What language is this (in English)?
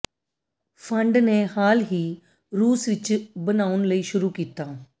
Punjabi